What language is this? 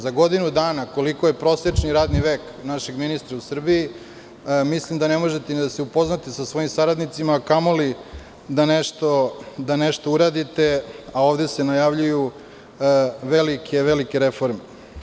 Serbian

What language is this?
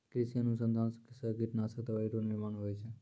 Maithili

